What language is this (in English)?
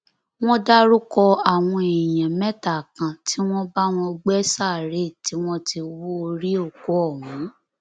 Yoruba